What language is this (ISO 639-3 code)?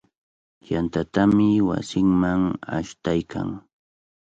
qvl